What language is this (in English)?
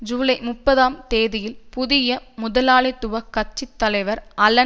Tamil